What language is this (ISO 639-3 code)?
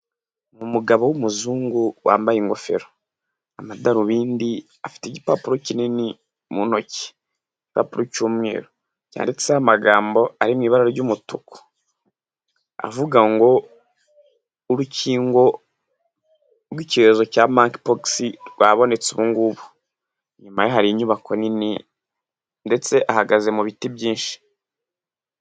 kin